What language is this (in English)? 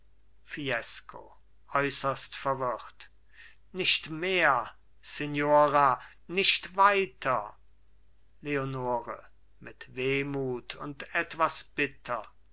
German